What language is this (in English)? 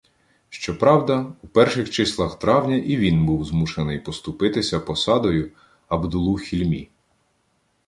Ukrainian